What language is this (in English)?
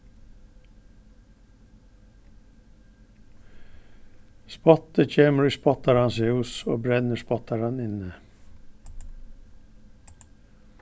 Faroese